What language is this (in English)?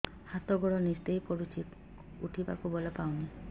Odia